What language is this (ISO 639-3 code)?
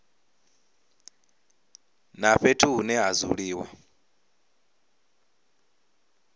ven